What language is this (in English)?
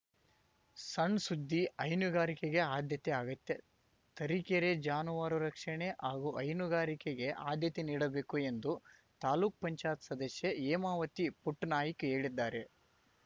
Kannada